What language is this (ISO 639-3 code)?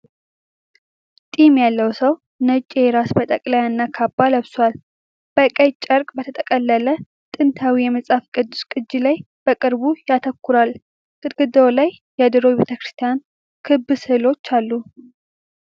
amh